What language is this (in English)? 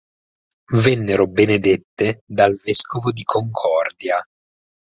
Italian